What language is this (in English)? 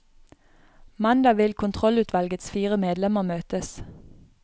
Norwegian